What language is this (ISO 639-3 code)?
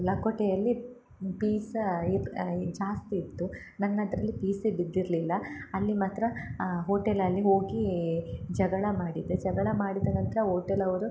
kan